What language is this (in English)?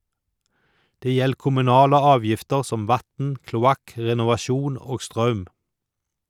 Norwegian